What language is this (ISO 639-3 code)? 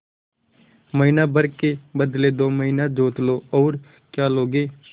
hin